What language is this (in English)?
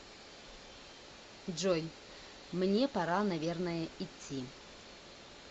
Russian